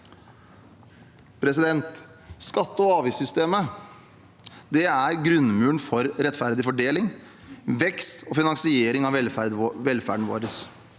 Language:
Norwegian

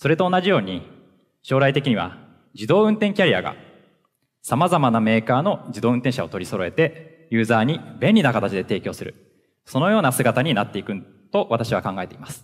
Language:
Japanese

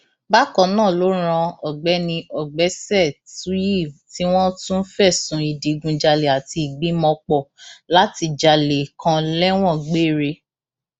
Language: Yoruba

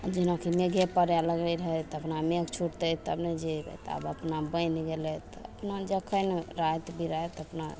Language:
Maithili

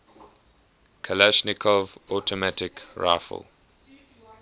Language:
English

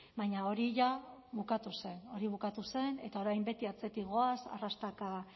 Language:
Basque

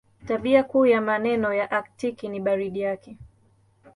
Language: Swahili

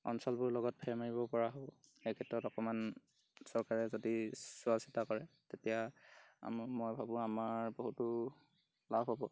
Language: Assamese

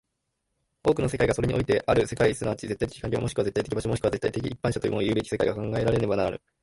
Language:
Japanese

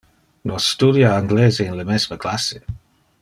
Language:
Interlingua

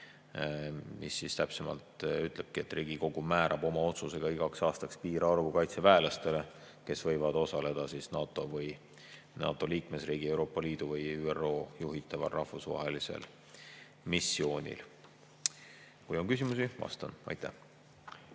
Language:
Estonian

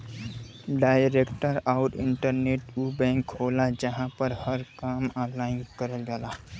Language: Bhojpuri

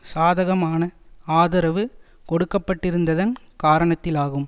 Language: Tamil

